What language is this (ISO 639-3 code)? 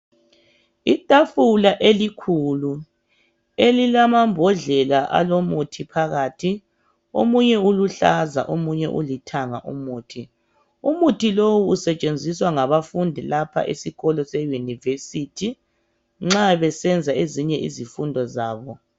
nde